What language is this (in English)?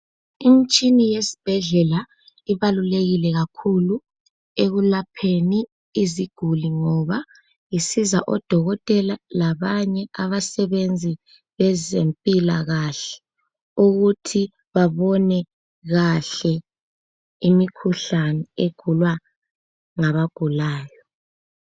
North Ndebele